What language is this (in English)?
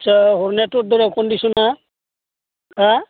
Bodo